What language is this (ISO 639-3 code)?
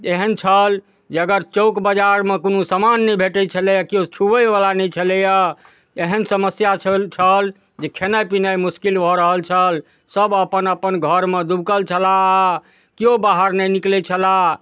mai